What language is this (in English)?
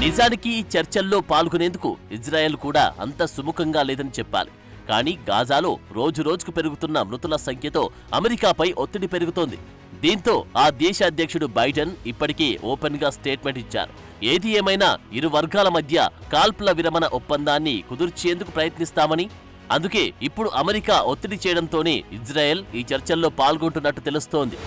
Telugu